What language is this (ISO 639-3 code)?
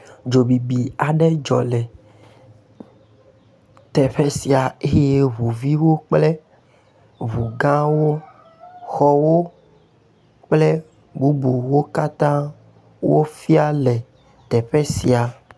ewe